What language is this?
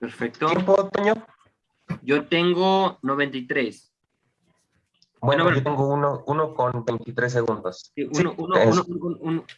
Spanish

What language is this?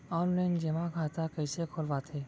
Chhattisgarhi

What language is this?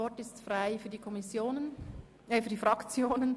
Swiss German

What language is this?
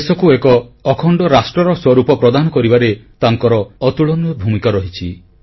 Odia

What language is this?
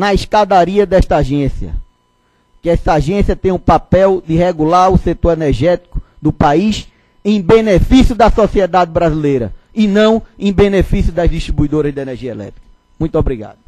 Portuguese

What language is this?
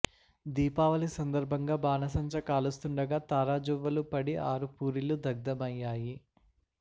Telugu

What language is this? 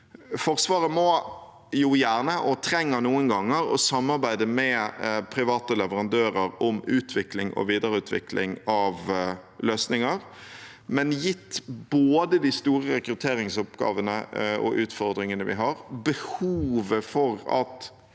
Norwegian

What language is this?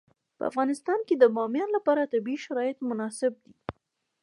Pashto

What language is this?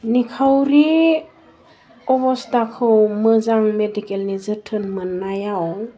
Bodo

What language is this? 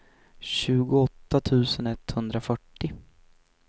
Swedish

